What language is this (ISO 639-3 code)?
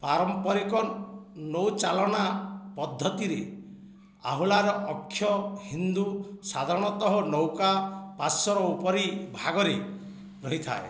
ori